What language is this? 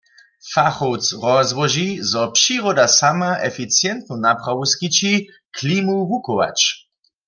Upper Sorbian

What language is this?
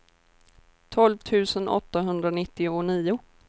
Swedish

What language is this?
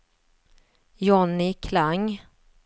Swedish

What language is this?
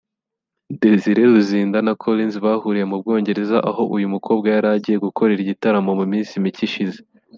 Kinyarwanda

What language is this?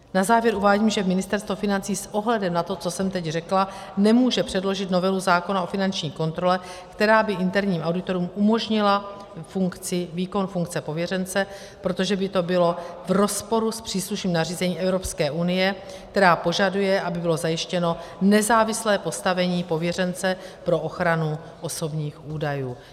Czech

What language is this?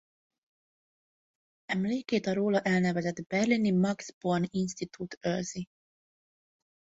Hungarian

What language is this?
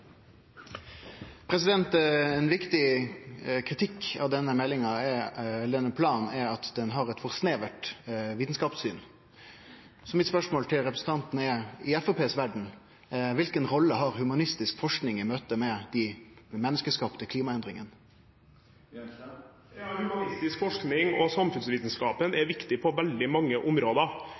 Norwegian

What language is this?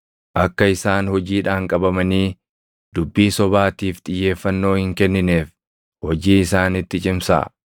Oromo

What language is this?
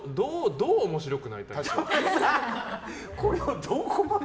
Japanese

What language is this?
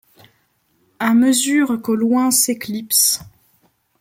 French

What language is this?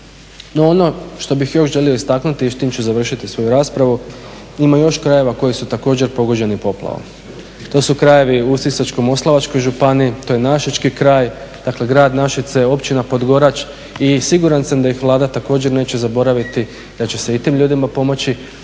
Croatian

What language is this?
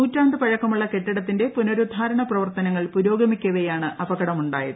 Malayalam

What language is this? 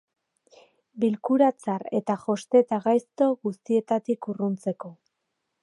Basque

